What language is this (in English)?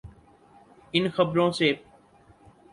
Urdu